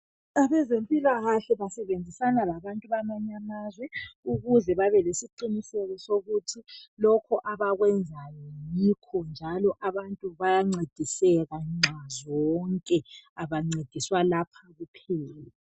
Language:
North Ndebele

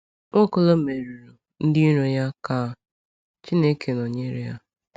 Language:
Igbo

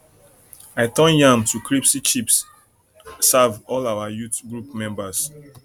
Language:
Nigerian Pidgin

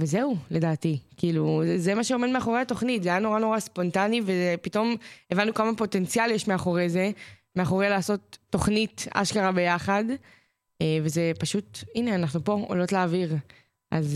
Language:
Hebrew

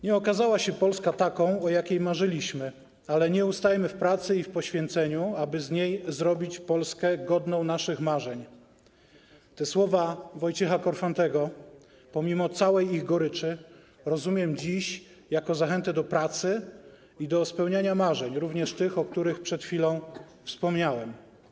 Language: Polish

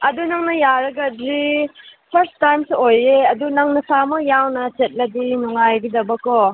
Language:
Manipuri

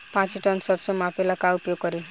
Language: Bhojpuri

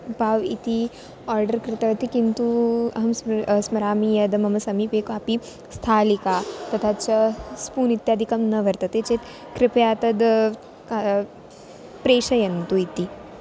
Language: Sanskrit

